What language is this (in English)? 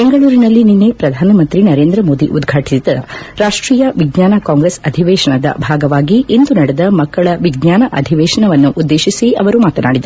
Kannada